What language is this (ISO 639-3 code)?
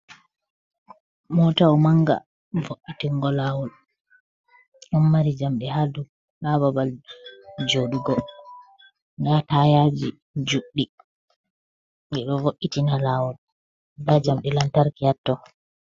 ful